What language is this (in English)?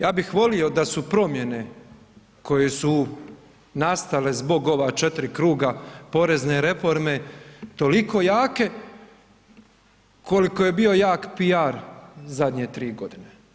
Croatian